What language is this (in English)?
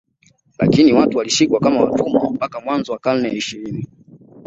Swahili